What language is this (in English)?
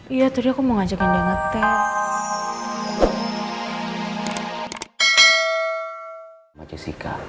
Indonesian